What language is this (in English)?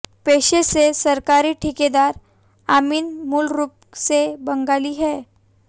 Hindi